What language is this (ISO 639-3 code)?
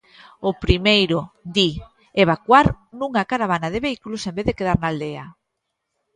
glg